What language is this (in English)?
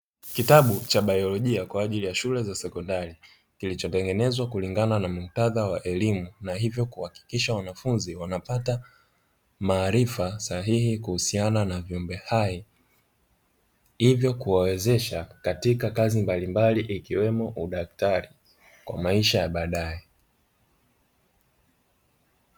Swahili